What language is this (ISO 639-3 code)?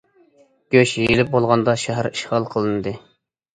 uig